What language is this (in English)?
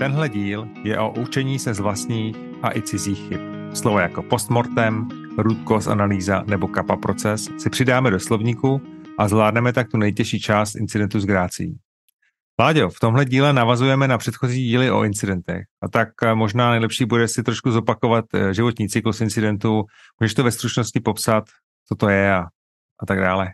Czech